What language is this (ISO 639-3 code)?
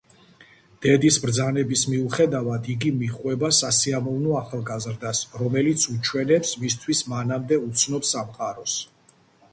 kat